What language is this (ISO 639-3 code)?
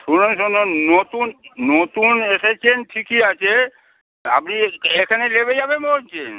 ben